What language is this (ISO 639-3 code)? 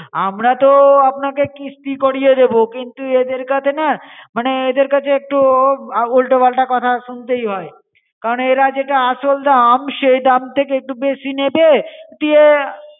ben